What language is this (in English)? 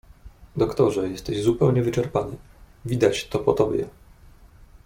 Polish